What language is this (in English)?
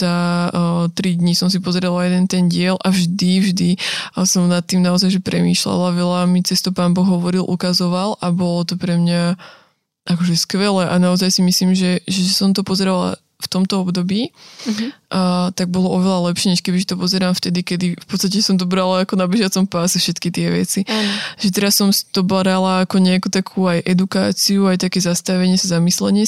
Slovak